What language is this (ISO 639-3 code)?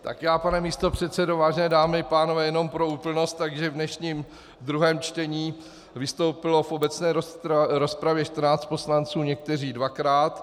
ces